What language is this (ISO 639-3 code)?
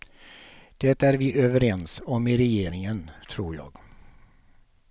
swe